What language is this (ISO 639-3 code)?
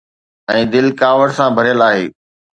snd